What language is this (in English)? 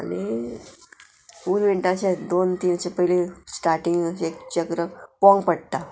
Konkani